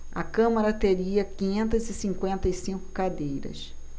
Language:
Portuguese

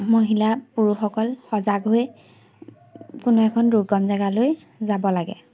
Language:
Assamese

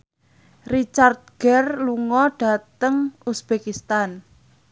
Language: Javanese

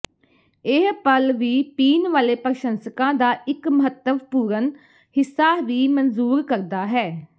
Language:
Punjabi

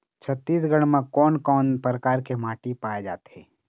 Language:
Chhattisgarhi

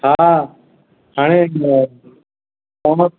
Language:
Sindhi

